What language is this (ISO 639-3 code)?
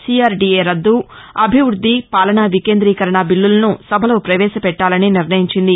tel